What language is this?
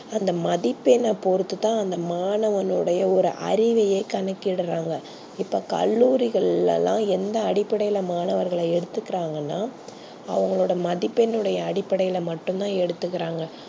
Tamil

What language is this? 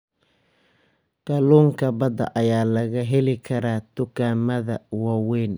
Somali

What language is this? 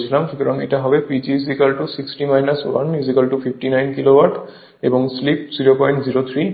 Bangla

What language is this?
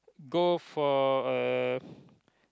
English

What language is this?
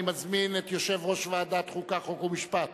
Hebrew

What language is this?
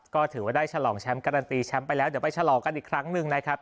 Thai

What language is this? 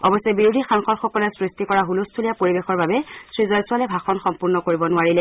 Assamese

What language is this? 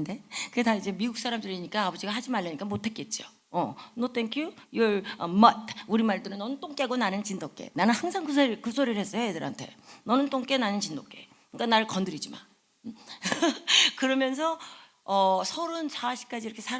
Korean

